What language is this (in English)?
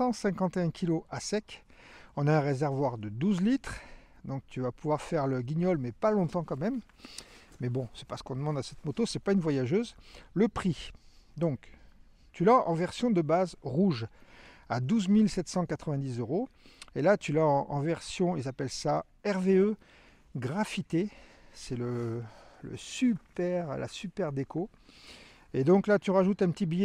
French